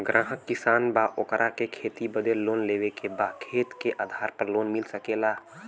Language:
Bhojpuri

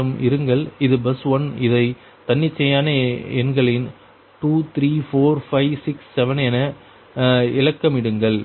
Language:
Tamil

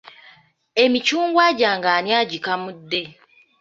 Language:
Ganda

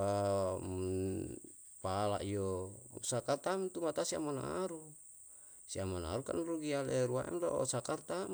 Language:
Yalahatan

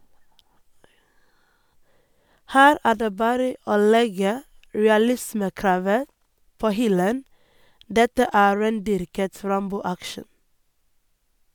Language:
Norwegian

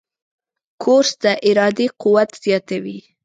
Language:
Pashto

